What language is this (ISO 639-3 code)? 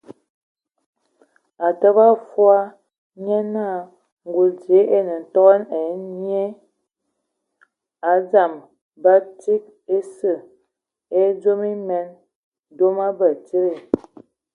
ewo